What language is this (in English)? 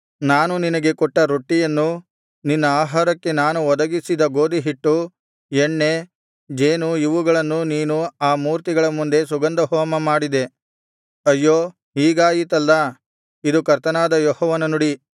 Kannada